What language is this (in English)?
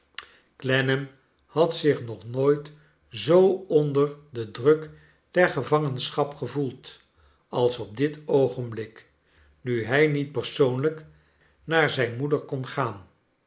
Dutch